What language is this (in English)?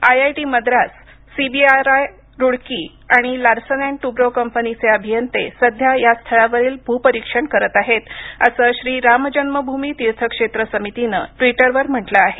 Marathi